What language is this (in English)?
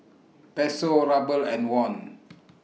English